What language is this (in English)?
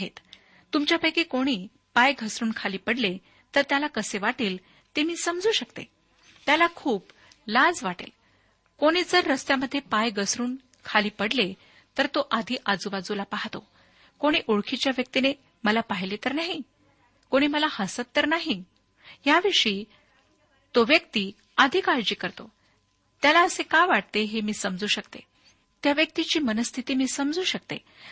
Marathi